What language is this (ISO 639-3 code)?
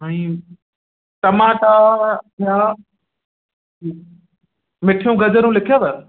snd